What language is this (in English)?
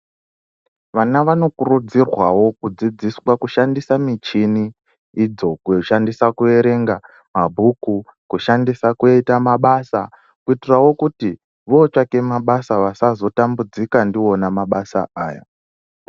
Ndau